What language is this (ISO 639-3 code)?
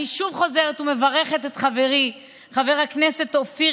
heb